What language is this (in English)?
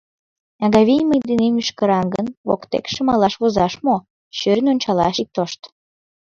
Mari